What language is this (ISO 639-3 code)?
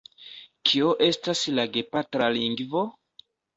epo